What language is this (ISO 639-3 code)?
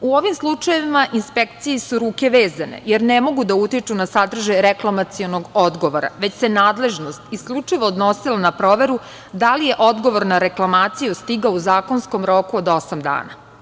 srp